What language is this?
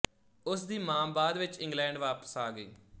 Punjabi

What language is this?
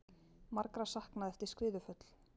Icelandic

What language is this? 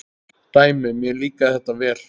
Icelandic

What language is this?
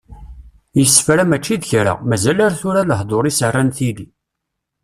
Kabyle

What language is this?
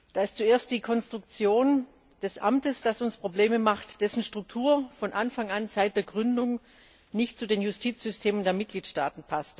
German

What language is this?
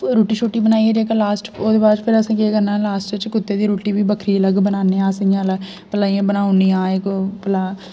Dogri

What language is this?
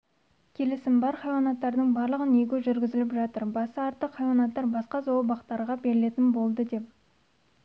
Kazakh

